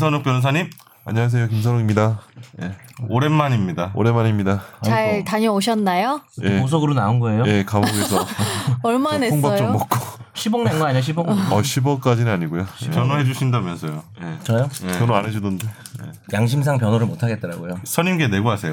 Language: Korean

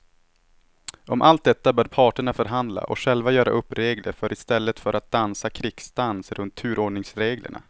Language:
Swedish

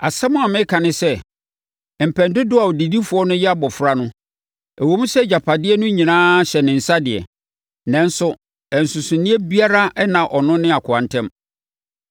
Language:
Akan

